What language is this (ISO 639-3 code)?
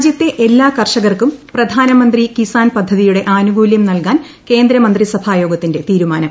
mal